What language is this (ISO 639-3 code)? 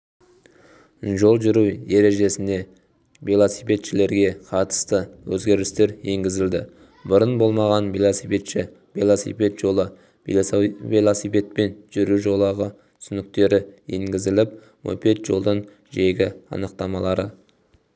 kaz